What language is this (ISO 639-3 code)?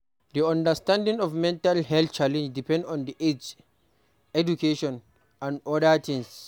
pcm